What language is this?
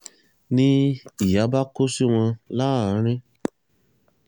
Yoruba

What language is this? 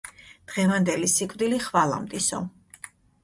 Georgian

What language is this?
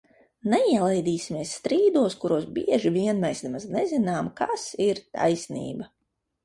Latvian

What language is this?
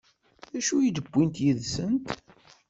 Kabyle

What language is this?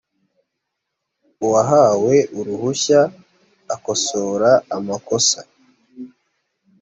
Kinyarwanda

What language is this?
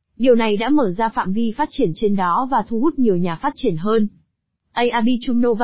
Vietnamese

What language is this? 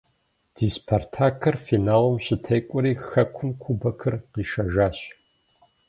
Kabardian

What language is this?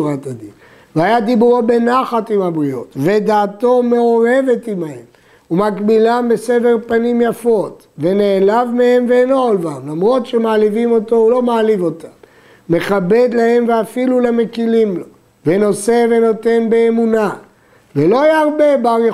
Hebrew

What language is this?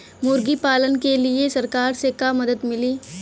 Bhojpuri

